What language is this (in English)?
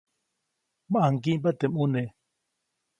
Copainalá Zoque